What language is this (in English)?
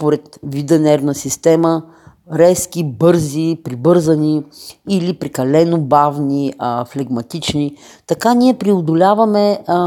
Bulgarian